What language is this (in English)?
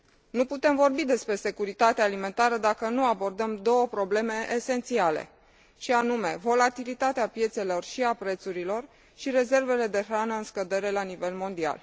Romanian